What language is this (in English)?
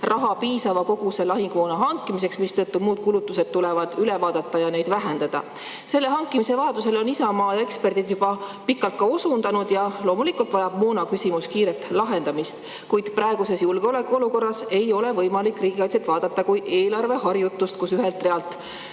Estonian